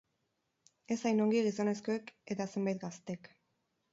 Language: Basque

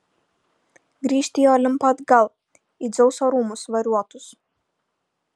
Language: Lithuanian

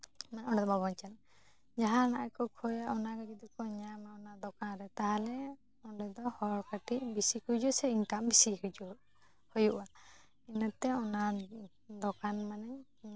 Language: Santali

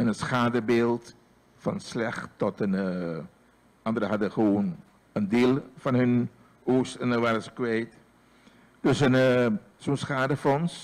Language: Dutch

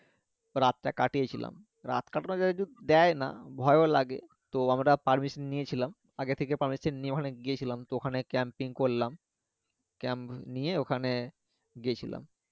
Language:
Bangla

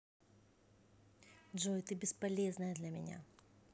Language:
Russian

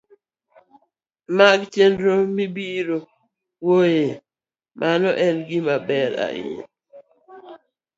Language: Luo (Kenya and Tanzania)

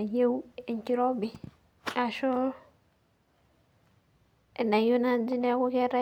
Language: Masai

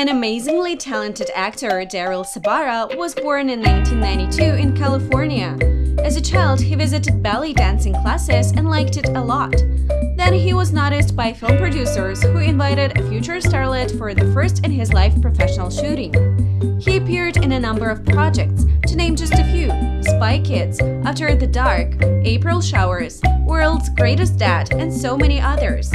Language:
English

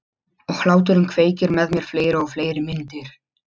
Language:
Icelandic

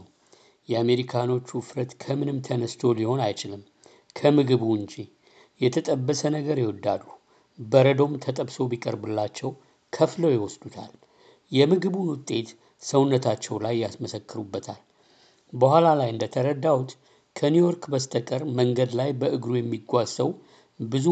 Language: Amharic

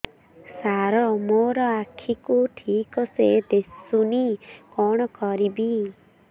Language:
Odia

